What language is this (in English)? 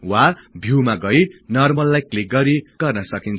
Nepali